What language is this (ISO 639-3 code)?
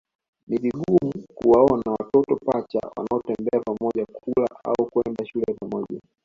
swa